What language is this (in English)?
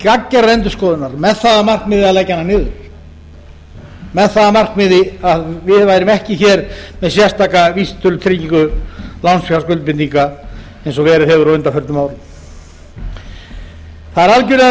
Icelandic